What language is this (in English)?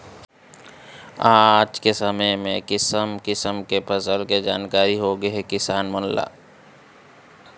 Chhattisgarhi